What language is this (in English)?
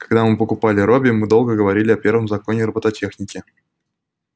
Russian